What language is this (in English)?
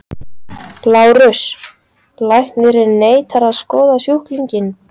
Icelandic